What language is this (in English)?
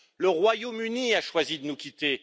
French